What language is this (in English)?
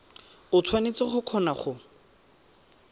Tswana